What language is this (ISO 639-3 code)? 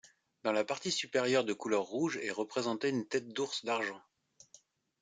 fra